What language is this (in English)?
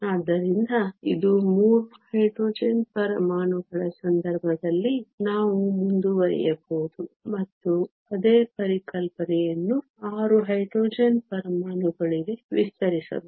Kannada